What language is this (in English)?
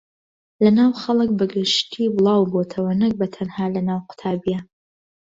Central Kurdish